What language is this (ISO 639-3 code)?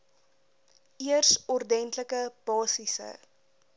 afr